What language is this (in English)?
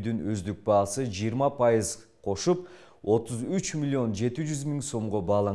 Turkish